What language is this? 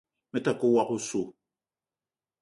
Eton (Cameroon)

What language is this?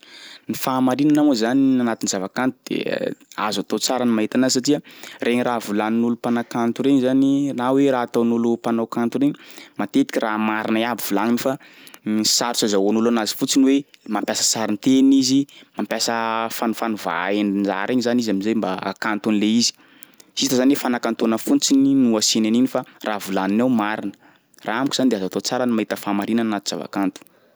Sakalava Malagasy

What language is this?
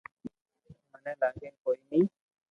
Loarki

